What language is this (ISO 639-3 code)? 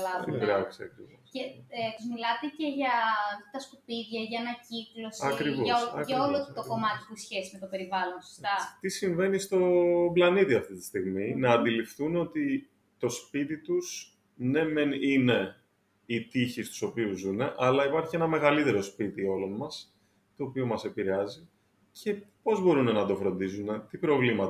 ell